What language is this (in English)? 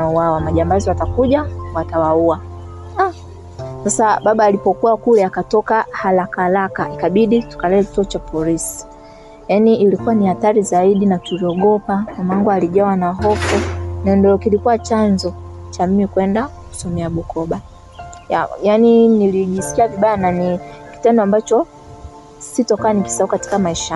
Swahili